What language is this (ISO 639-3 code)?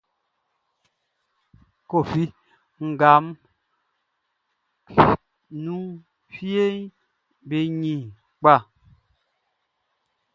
bci